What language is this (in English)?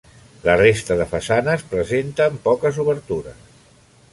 Catalan